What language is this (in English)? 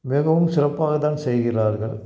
Tamil